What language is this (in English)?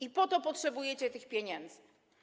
Polish